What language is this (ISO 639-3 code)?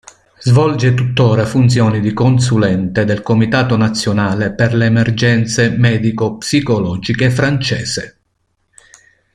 ita